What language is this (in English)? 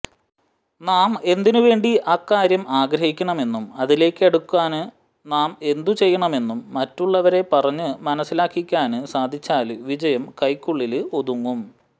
Malayalam